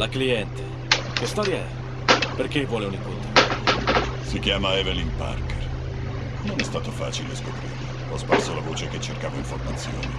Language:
Italian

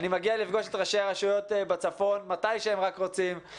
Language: Hebrew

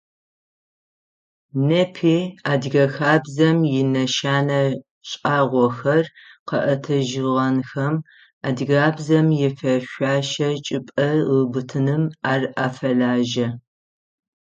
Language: Adyghe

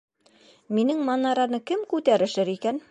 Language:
Bashkir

